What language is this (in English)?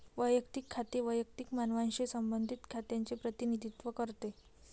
Marathi